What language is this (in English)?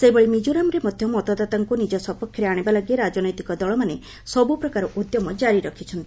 Odia